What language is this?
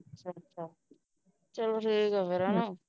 Punjabi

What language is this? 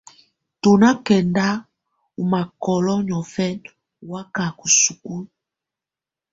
Tunen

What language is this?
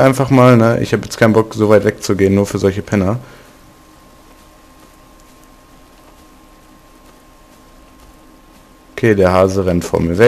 German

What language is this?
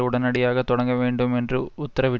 Tamil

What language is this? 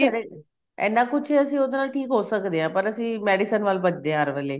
Punjabi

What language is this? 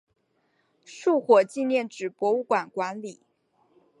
Chinese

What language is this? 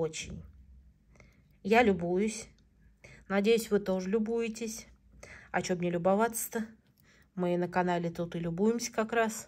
Russian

